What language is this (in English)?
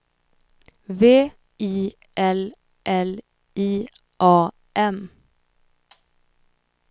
Swedish